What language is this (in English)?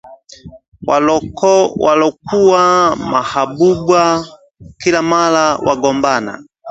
Swahili